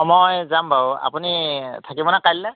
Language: Assamese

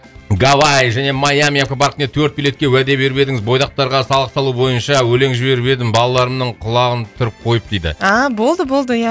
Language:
Kazakh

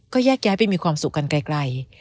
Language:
Thai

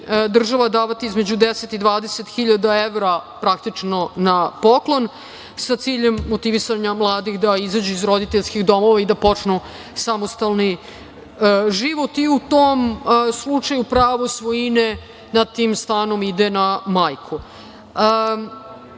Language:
Serbian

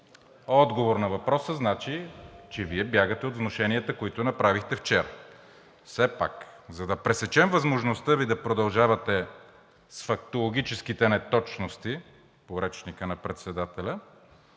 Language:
Bulgarian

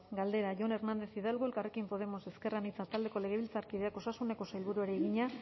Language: Basque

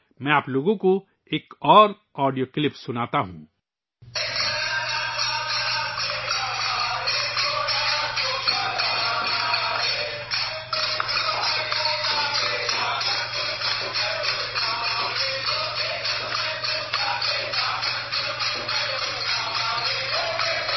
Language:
Urdu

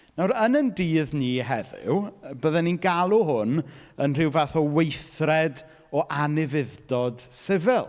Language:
Welsh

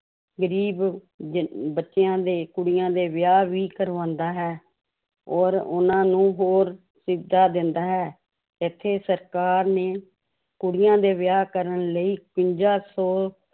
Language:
Punjabi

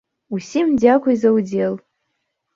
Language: Belarusian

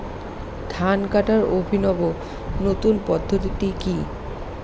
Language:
Bangla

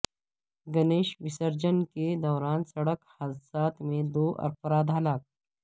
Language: Urdu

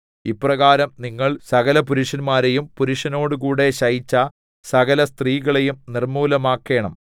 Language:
Malayalam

